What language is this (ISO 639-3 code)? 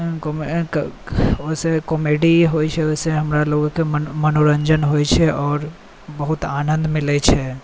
mai